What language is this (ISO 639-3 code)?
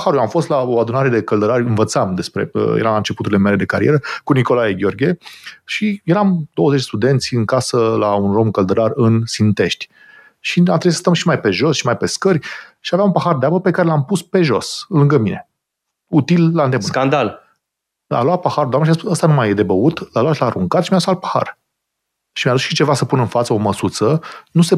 ron